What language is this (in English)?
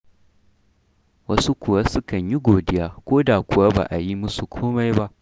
Hausa